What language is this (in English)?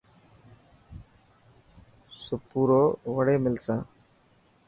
Dhatki